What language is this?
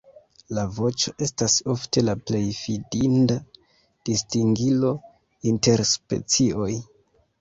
Esperanto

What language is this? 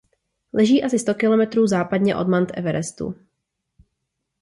Czech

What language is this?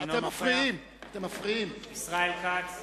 Hebrew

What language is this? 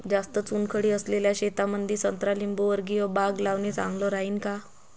Marathi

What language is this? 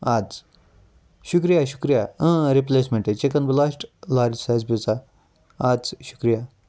Kashmiri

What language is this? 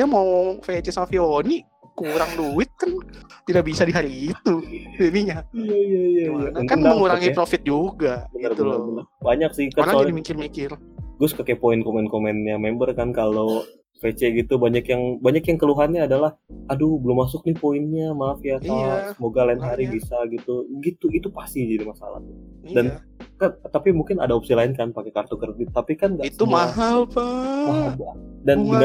Indonesian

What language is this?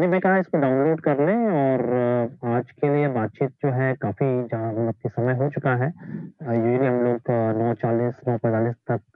Hindi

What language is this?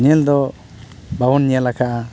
Santali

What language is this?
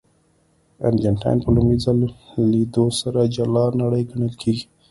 Pashto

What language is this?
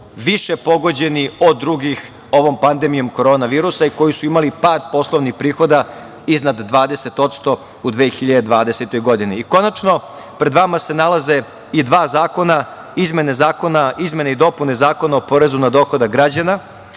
Serbian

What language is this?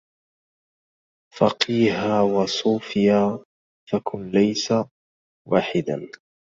Arabic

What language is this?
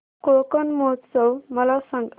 Marathi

